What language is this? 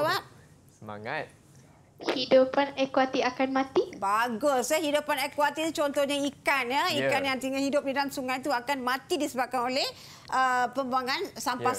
Malay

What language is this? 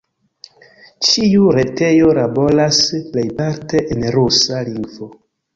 Esperanto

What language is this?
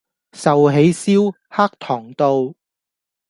Cantonese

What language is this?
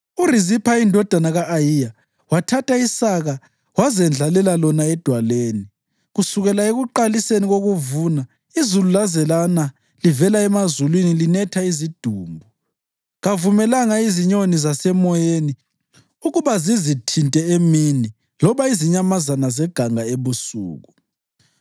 North Ndebele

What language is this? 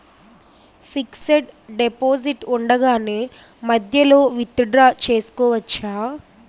Telugu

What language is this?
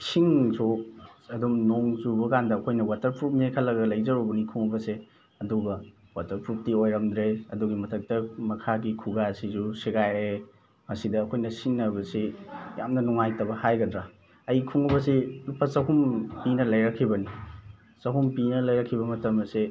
Manipuri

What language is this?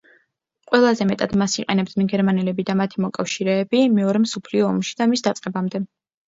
Georgian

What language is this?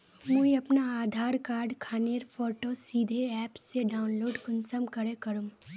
Magahi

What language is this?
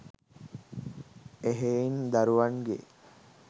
Sinhala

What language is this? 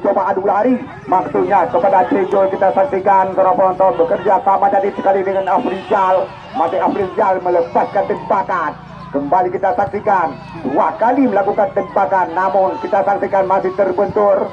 Indonesian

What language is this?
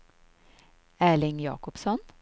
Swedish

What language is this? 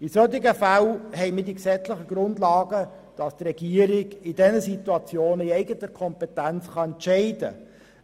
Swiss German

